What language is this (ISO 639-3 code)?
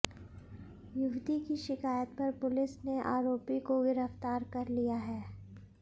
hin